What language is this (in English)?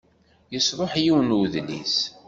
Kabyle